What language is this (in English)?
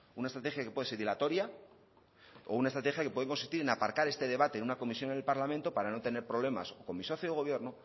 Spanish